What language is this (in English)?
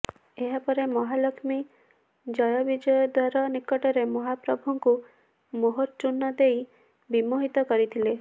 Odia